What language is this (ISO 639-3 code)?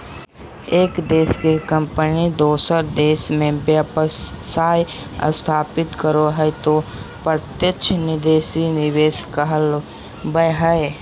mag